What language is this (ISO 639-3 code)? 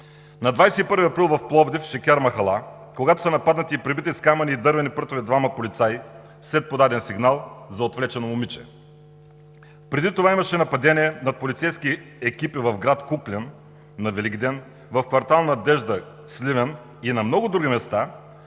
bul